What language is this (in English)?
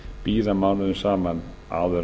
Icelandic